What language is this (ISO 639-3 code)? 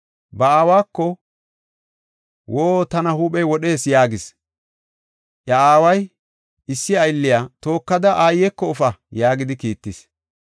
gof